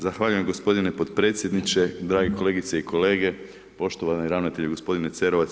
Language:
Croatian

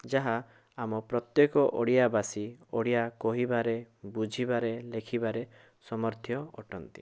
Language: Odia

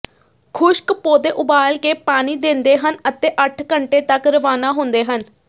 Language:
Punjabi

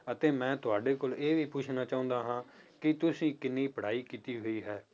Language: Punjabi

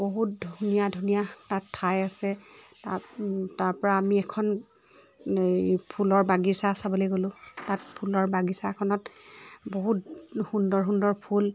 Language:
Assamese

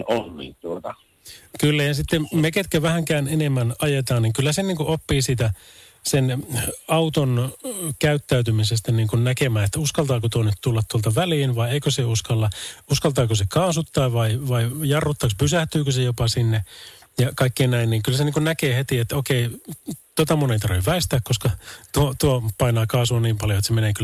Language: Finnish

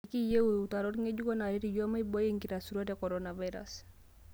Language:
Masai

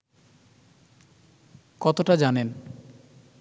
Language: Bangla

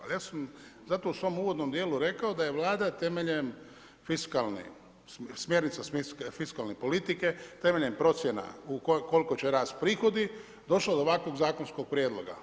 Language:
Croatian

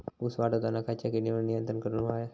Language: Marathi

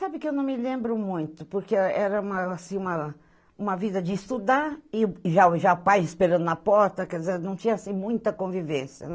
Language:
Portuguese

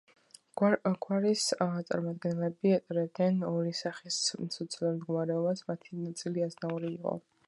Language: Georgian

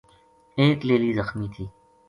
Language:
Gujari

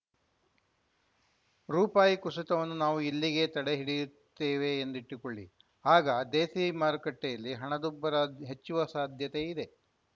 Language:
Kannada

